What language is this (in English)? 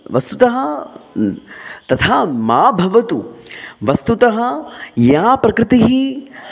Sanskrit